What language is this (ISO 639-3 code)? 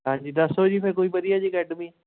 pan